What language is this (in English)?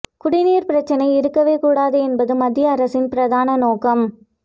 Tamil